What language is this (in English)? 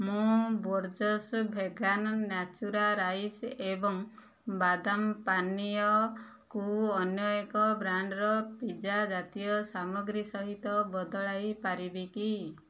Odia